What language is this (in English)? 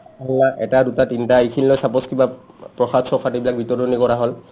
Assamese